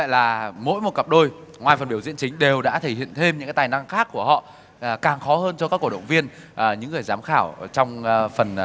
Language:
Vietnamese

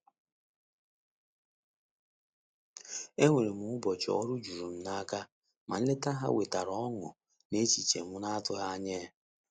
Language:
Igbo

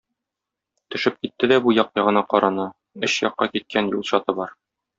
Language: Tatar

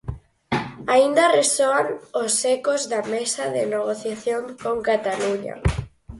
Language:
Galician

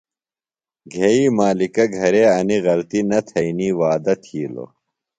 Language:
Phalura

